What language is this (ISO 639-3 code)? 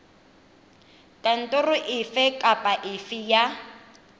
tsn